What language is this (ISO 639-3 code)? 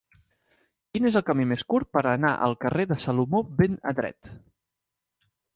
cat